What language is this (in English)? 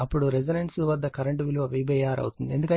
Telugu